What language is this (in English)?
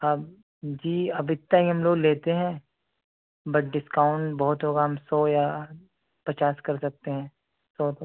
Urdu